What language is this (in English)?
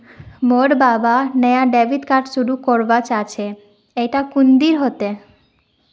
Magahi